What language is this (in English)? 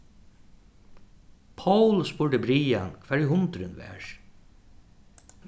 Faroese